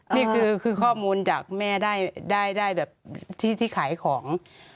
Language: Thai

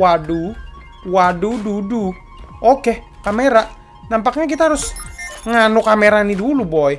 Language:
Indonesian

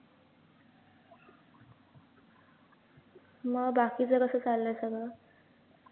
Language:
Marathi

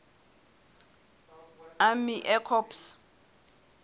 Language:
Southern Sotho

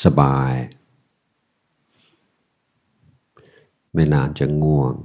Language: Thai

